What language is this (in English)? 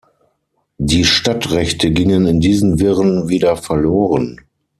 German